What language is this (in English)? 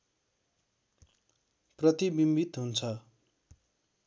Nepali